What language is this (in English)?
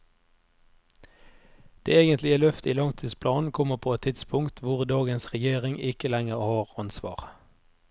Norwegian